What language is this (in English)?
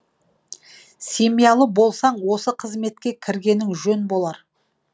Kazakh